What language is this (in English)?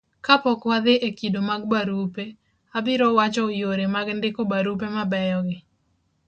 Luo (Kenya and Tanzania)